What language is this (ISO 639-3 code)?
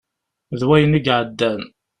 kab